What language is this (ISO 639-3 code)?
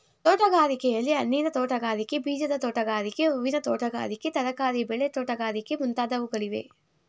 kan